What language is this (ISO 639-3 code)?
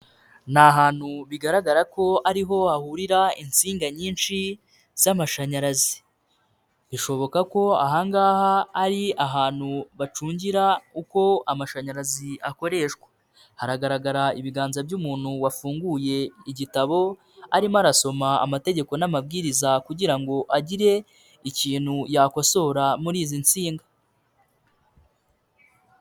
kin